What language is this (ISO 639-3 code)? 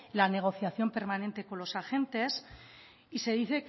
spa